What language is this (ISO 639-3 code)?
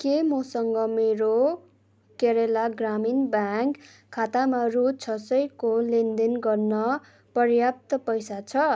nep